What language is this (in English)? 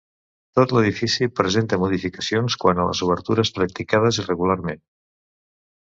Catalan